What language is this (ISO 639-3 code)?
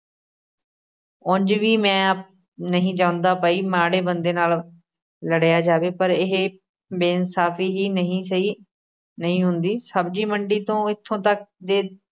pan